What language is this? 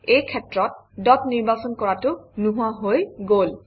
Assamese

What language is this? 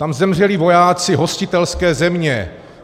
Czech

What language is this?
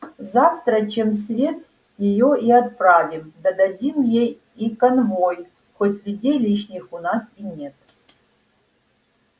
Russian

